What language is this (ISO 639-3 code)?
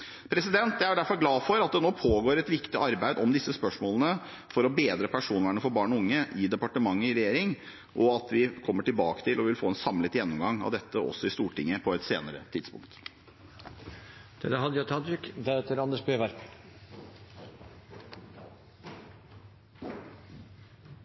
nor